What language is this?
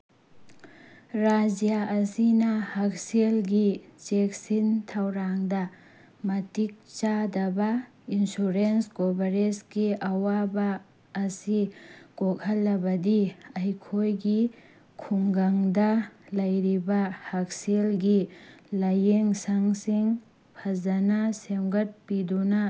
Manipuri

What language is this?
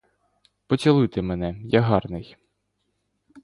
Ukrainian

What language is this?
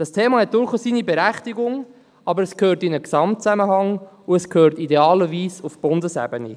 Swiss German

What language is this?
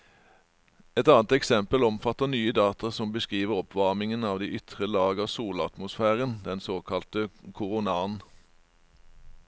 Norwegian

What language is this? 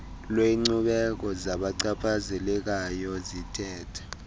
Xhosa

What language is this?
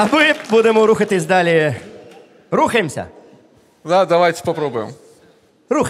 Russian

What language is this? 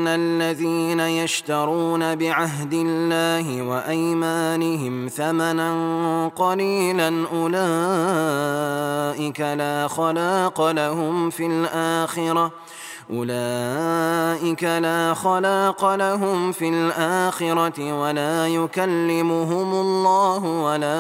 Russian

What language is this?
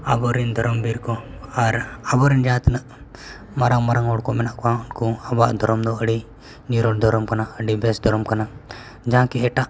Santali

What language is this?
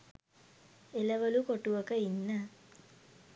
Sinhala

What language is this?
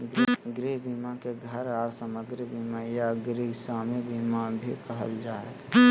Magahi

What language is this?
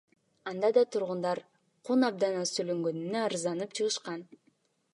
Kyrgyz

